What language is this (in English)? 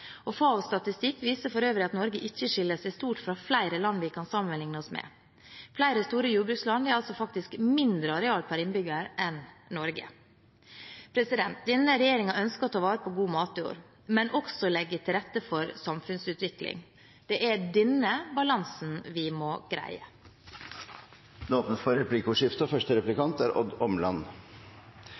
Norwegian Bokmål